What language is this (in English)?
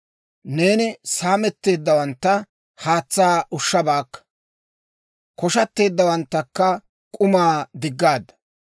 Dawro